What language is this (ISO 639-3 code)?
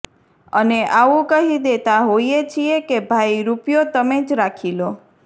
guj